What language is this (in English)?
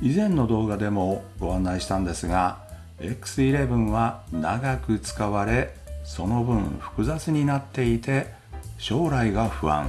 Japanese